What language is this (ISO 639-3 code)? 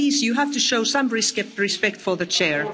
eng